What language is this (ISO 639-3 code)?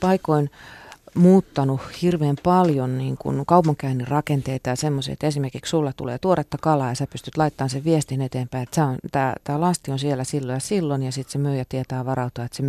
fin